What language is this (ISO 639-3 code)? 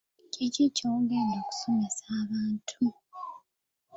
lug